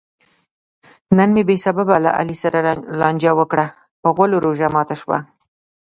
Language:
Pashto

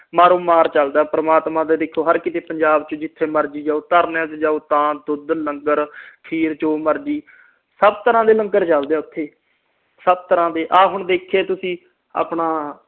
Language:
Punjabi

